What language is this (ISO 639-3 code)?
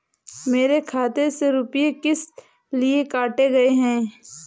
hin